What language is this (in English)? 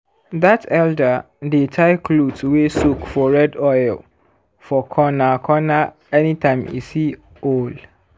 Nigerian Pidgin